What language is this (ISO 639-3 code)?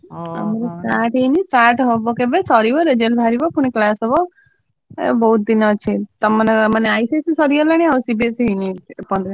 ori